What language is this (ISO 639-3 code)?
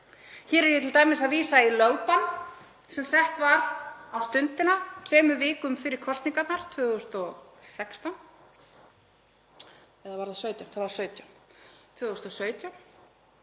isl